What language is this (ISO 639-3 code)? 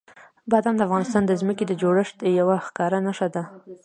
pus